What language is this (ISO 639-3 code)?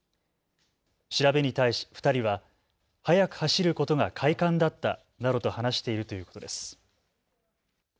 jpn